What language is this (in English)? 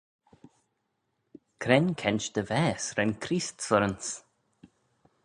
Manx